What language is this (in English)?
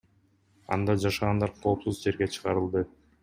Kyrgyz